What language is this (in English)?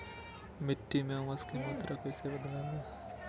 Magahi